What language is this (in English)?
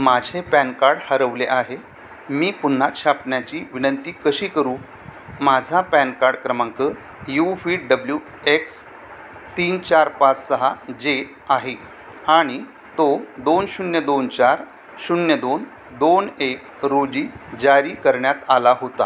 Marathi